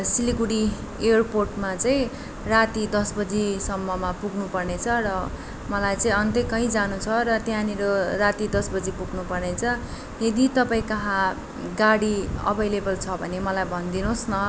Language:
Nepali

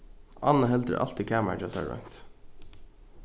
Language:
Faroese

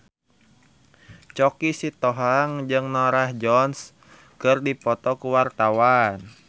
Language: Sundanese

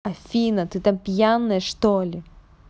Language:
Russian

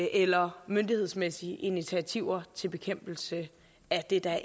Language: Danish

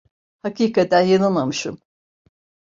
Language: Turkish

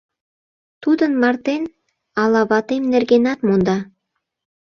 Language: Mari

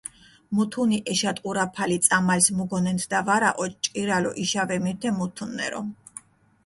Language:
Mingrelian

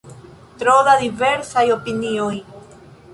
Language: Esperanto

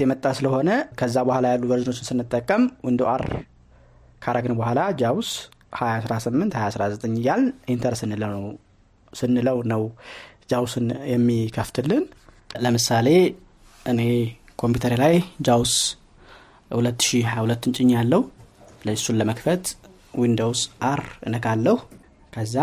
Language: Amharic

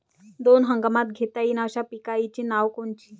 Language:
Marathi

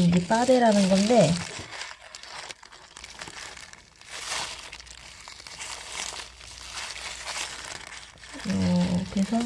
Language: Korean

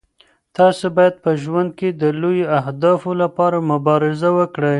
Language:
Pashto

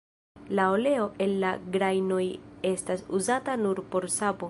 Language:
Esperanto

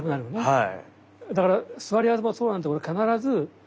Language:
Japanese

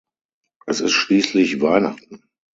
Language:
German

